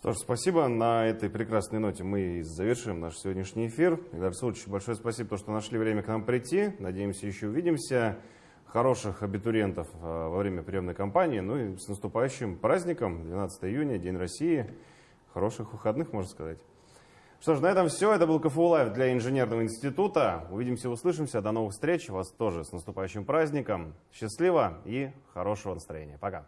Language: Russian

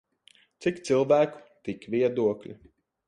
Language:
Latvian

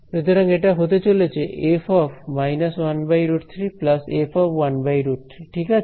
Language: Bangla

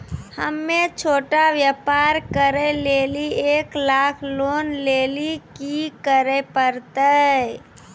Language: Maithili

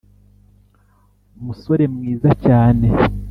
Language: Kinyarwanda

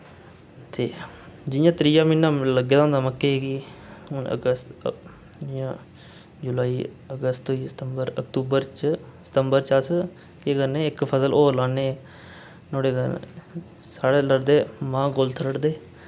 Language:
Dogri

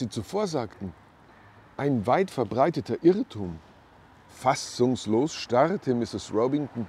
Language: German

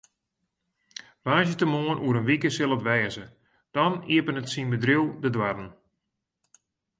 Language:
Western Frisian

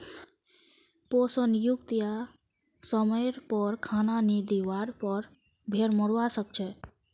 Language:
Magahi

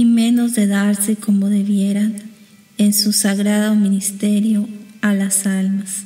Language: Spanish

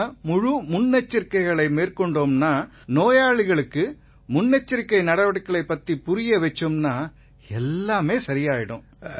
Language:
Tamil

